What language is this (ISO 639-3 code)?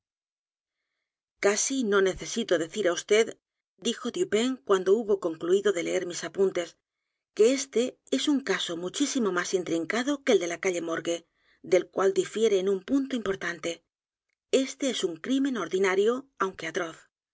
spa